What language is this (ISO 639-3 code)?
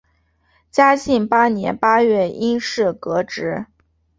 zho